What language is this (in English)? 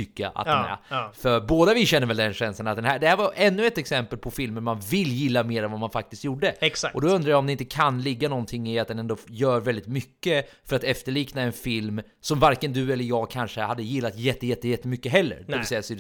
Swedish